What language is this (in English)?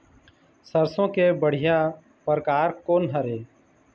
Chhattisgarhi